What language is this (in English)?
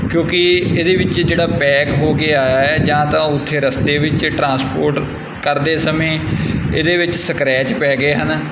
Punjabi